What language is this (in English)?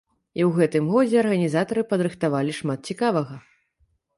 Belarusian